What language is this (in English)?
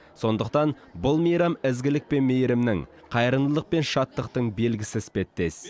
Kazakh